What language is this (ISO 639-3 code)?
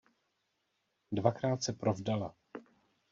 ces